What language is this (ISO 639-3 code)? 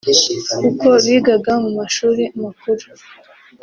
kin